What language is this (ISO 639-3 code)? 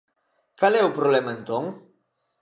glg